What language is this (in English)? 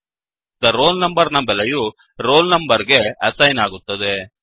Kannada